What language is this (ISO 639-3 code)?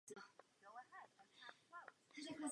ces